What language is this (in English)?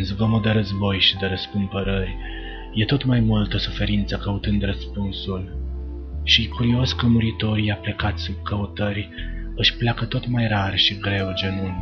Romanian